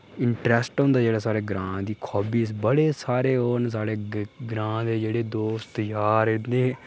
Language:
Dogri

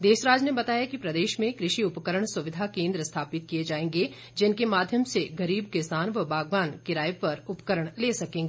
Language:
Hindi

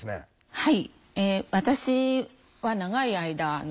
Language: Japanese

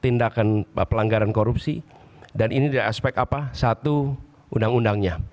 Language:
Indonesian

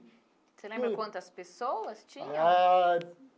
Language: Portuguese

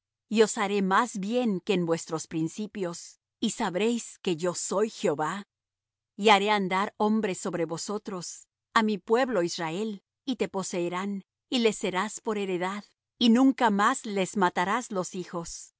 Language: Spanish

